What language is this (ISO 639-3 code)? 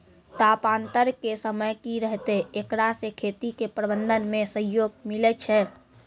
mai